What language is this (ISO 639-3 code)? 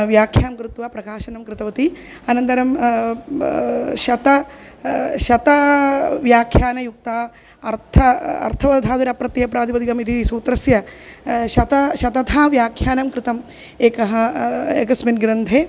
san